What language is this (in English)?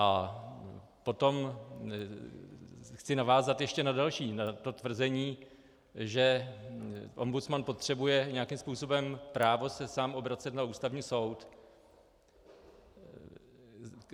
Czech